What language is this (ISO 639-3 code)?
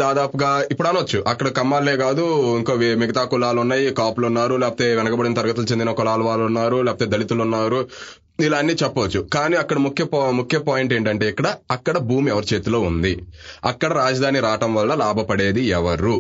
tel